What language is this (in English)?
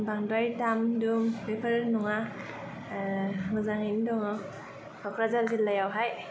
Bodo